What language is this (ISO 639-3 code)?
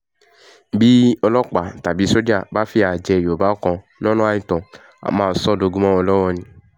yor